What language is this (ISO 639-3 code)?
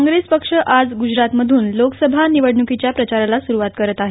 mar